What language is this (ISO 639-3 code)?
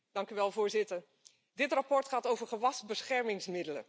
nld